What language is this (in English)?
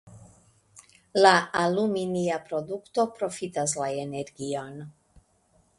Esperanto